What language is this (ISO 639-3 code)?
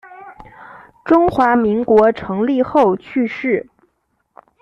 zho